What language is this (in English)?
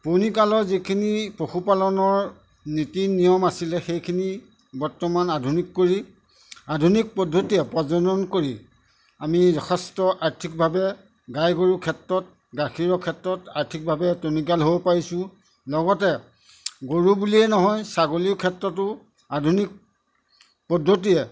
Assamese